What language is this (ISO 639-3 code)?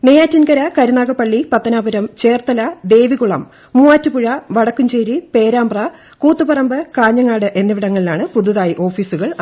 mal